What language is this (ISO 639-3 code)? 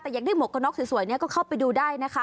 tha